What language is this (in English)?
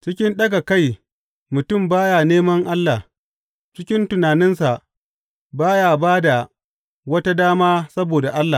Hausa